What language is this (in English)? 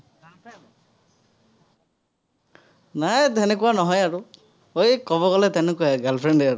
Assamese